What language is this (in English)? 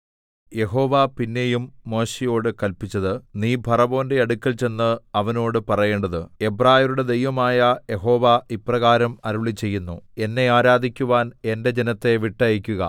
Malayalam